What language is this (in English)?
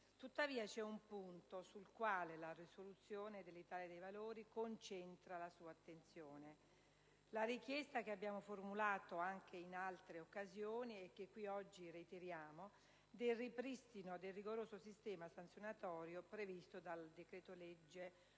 Italian